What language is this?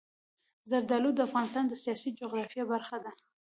Pashto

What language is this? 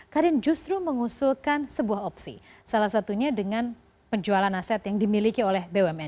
Indonesian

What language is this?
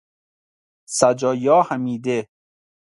Persian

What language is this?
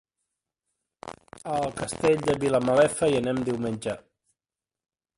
Catalan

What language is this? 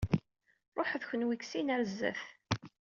Kabyle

